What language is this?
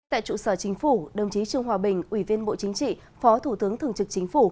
Vietnamese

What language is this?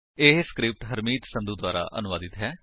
Punjabi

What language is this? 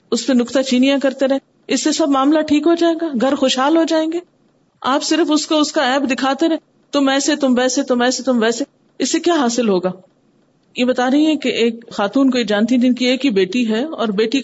Urdu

